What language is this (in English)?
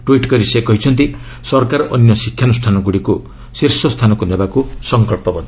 Odia